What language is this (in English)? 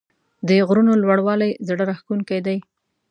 Pashto